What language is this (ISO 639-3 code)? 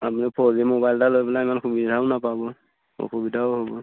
asm